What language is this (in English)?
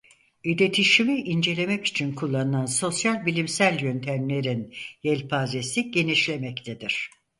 Turkish